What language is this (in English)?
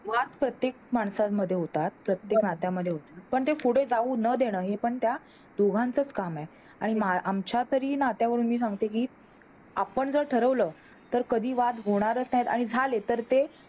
Marathi